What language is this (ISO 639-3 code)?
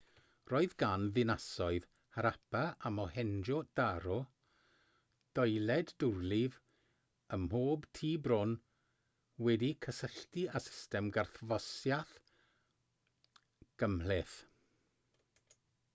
cym